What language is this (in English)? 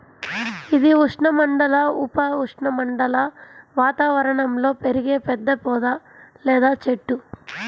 Telugu